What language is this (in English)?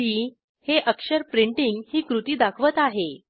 Marathi